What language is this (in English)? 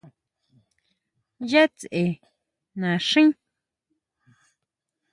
Huautla Mazatec